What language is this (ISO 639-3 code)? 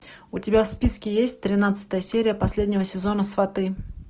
rus